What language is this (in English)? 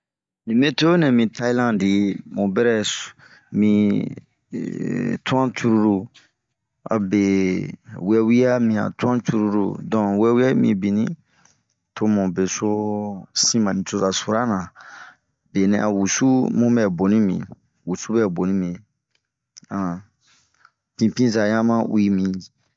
Bomu